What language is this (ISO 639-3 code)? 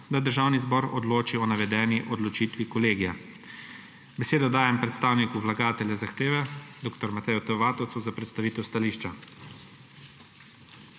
slv